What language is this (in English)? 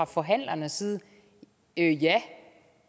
Danish